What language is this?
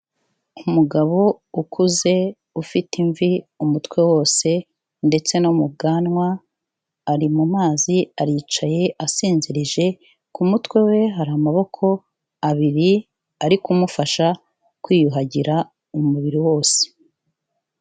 Kinyarwanda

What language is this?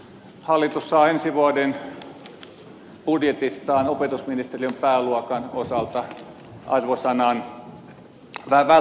Finnish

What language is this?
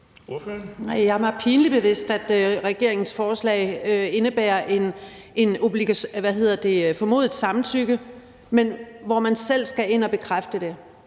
Danish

